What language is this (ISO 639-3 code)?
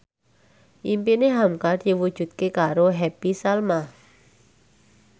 jav